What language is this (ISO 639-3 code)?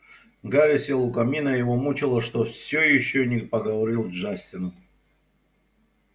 rus